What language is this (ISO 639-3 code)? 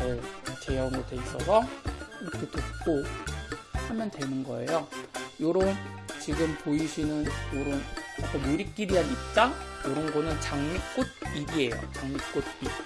kor